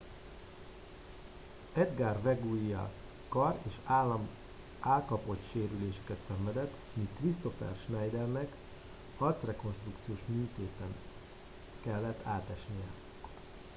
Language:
Hungarian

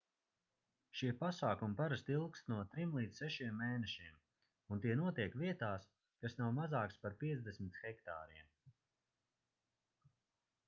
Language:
Latvian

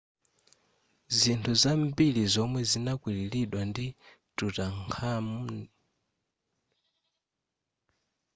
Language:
Nyanja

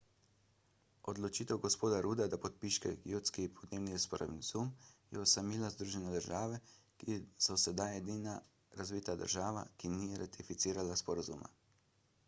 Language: Slovenian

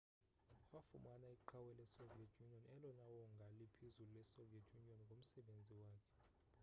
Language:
Xhosa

